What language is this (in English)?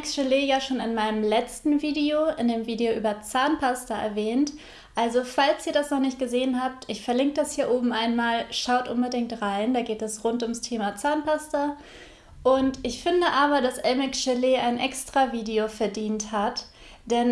German